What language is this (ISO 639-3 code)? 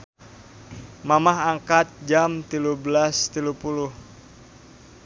sun